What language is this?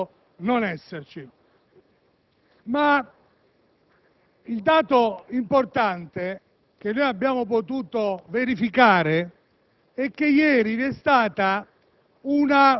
Italian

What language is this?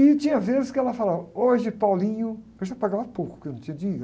Portuguese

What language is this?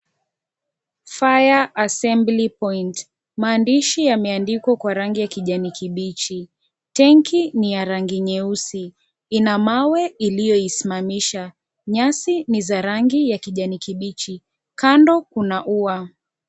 Swahili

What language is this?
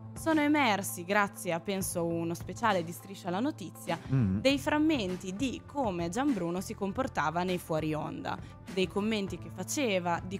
Italian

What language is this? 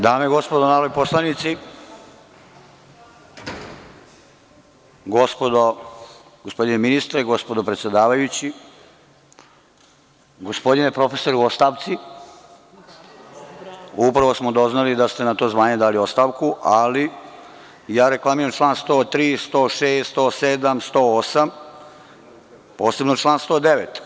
Serbian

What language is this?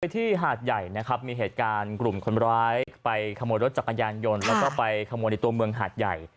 Thai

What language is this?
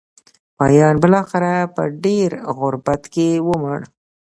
Pashto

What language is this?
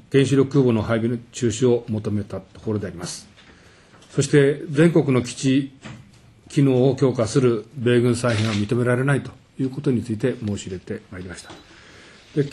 Japanese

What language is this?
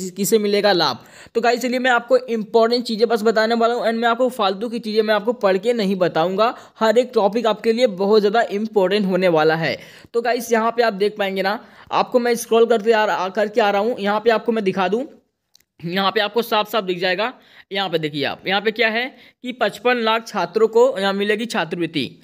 Hindi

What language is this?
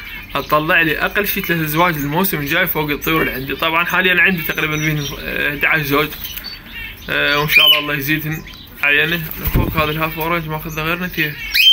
Arabic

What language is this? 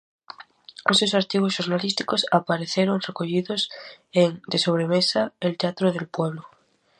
Galician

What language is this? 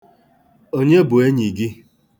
Igbo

